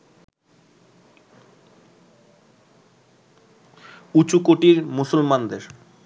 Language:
Bangla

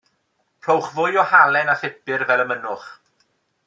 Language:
Welsh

